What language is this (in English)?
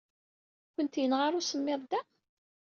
Kabyle